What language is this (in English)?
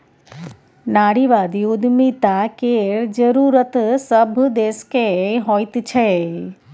Maithili